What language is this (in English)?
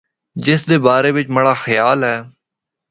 Northern Hindko